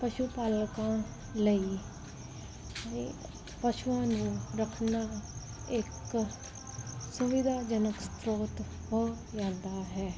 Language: Punjabi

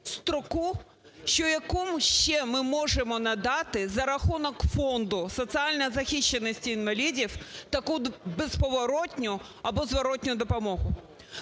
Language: Ukrainian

